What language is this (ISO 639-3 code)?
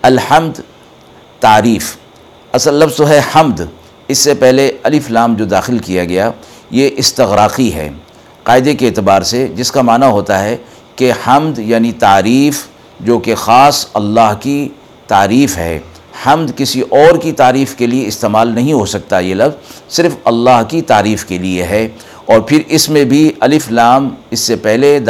urd